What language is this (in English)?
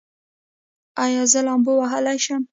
Pashto